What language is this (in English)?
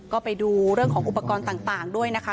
Thai